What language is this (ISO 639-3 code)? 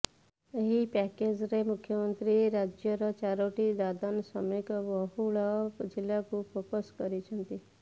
ori